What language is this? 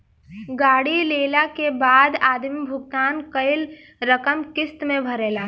Bhojpuri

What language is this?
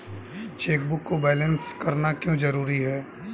Hindi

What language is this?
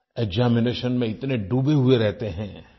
Hindi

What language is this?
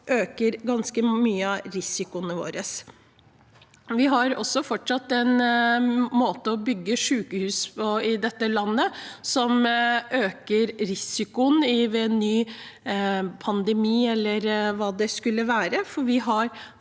Norwegian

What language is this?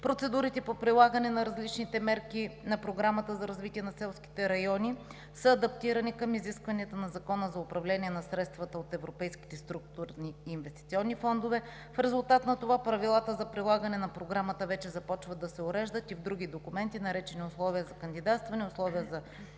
Bulgarian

